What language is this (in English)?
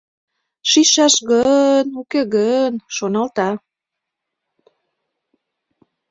Mari